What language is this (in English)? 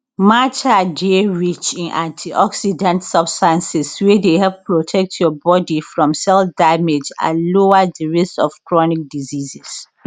Nigerian Pidgin